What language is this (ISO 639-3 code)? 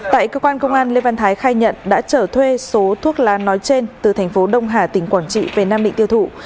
vie